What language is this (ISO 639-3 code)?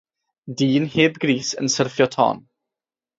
cym